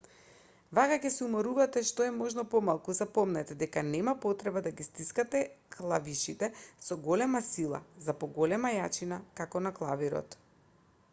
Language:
Macedonian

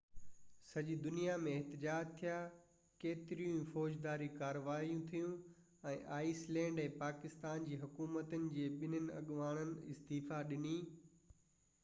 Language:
Sindhi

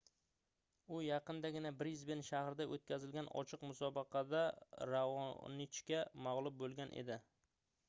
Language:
Uzbek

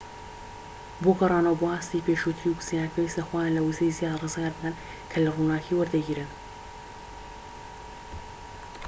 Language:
Central Kurdish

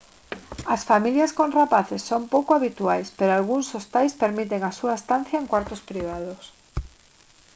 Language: Galician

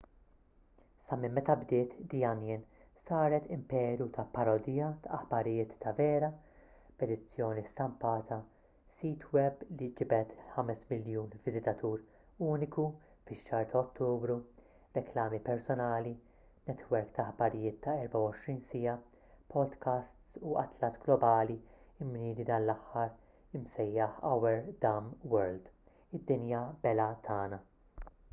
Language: Maltese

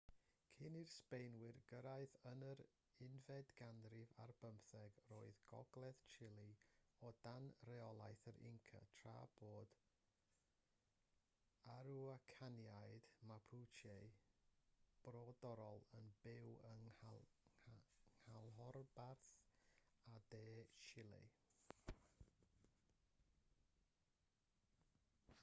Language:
Welsh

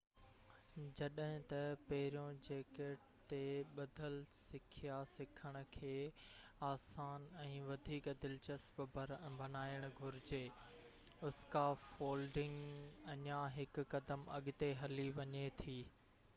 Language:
Sindhi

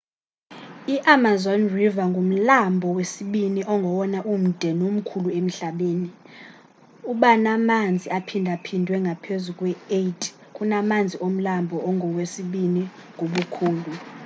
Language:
Xhosa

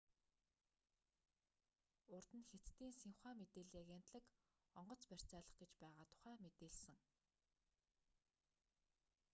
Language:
Mongolian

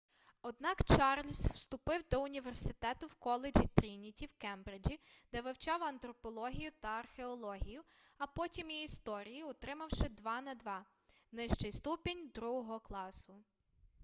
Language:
Ukrainian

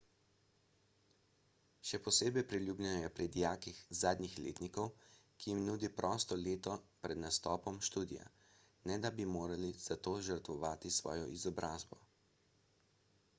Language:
Slovenian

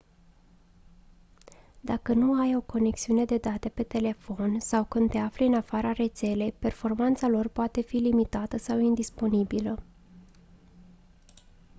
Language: Romanian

